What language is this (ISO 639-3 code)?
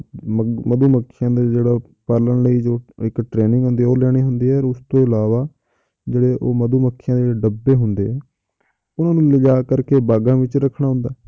pan